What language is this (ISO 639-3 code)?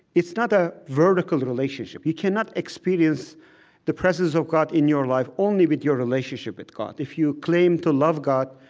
eng